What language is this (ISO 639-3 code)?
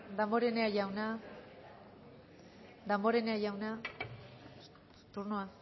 eus